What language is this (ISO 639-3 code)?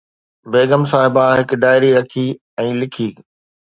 snd